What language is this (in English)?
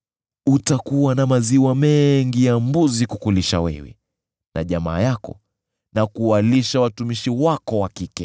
Swahili